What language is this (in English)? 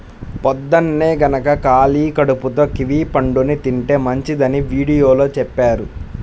Telugu